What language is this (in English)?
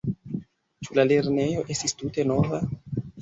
Esperanto